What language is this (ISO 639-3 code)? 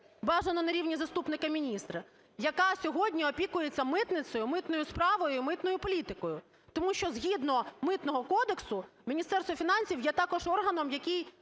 ukr